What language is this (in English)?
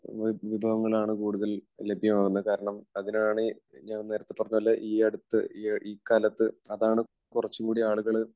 Malayalam